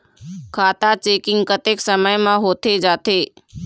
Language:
Chhattisgarhi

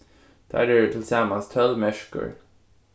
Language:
Faroese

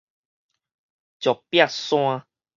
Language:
Min Nan Chinese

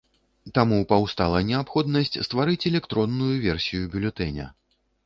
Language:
Belarusian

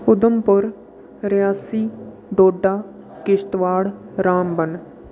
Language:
Dogri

